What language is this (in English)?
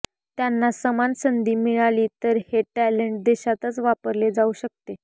Marathi